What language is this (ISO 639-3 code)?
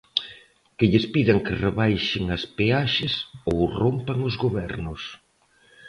glg